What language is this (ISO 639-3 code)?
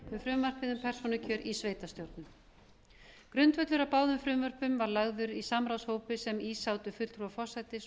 isl